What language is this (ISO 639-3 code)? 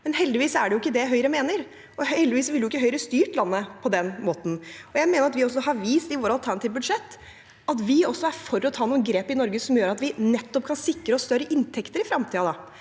nor